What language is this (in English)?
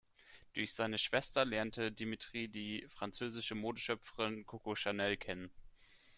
German